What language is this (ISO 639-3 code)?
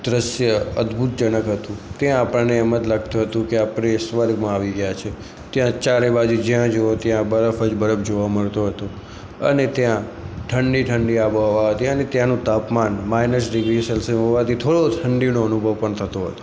guj